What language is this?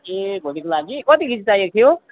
Nepali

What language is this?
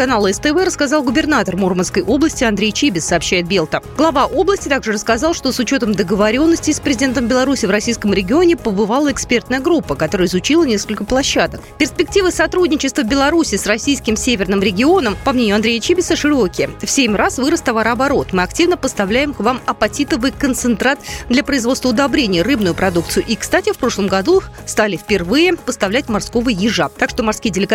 Russian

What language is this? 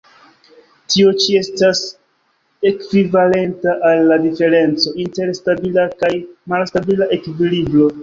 Esperanto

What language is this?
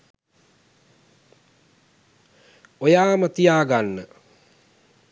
Sinhala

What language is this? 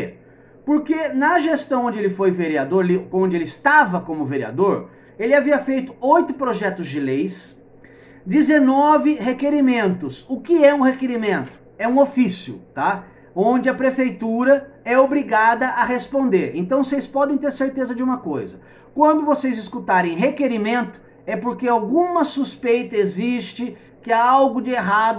Portuguese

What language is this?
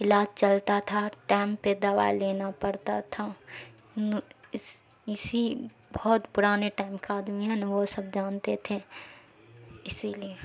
Urdu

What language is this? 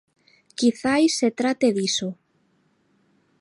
Galician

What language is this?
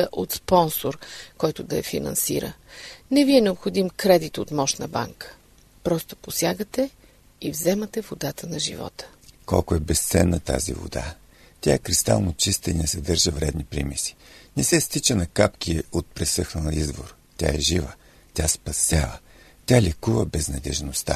Bulgarian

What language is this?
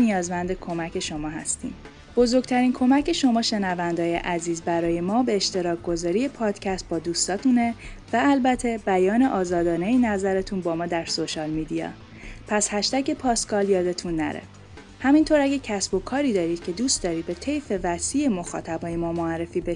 Persian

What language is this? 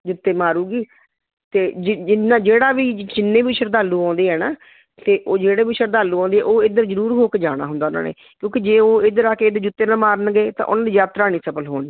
Punjabi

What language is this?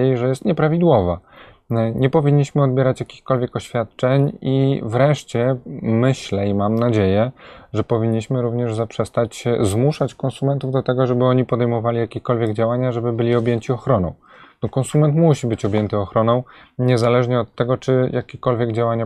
Polish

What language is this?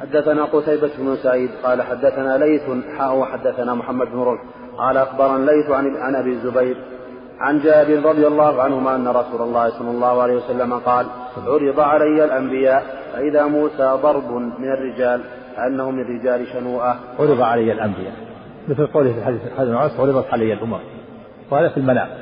Arabic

